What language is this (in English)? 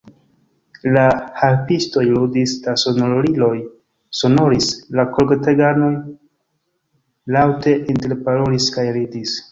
Esperanto